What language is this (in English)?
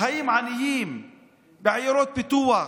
Hebrew